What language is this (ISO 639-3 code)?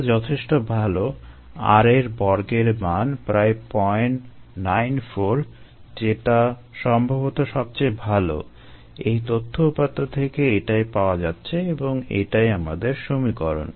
ben